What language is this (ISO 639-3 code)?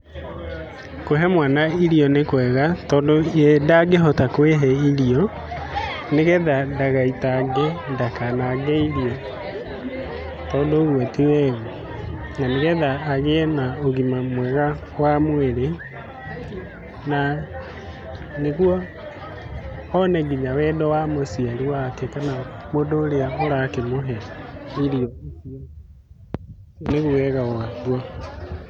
kik